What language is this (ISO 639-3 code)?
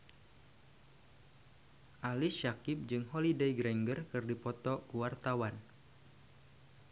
sun